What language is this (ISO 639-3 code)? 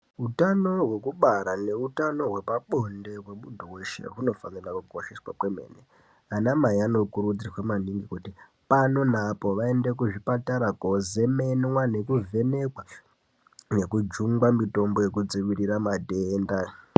ndc